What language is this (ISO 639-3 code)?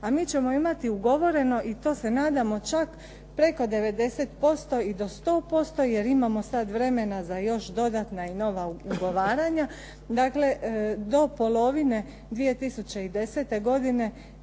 hrv